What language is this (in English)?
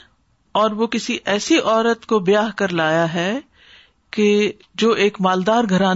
Urdu